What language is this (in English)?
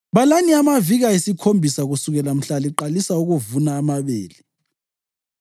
North Ndebele